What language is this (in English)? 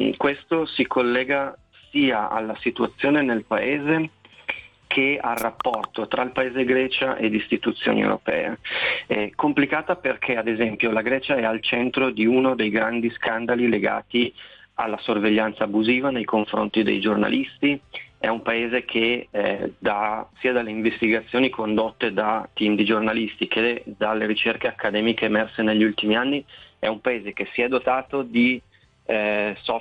Italian